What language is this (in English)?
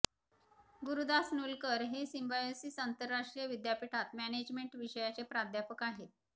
Marathi